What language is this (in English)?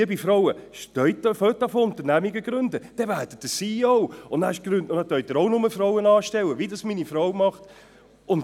Swiss German